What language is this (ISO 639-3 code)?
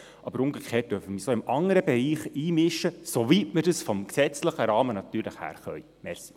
gsw